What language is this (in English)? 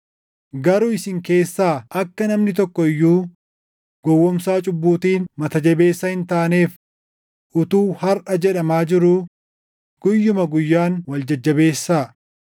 Oromo